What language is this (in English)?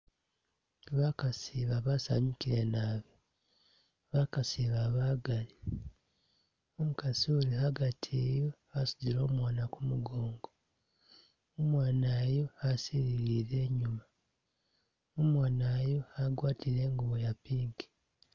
Masaaba